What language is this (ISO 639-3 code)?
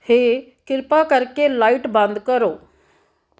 pan